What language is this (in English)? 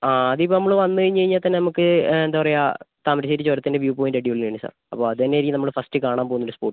Malayalam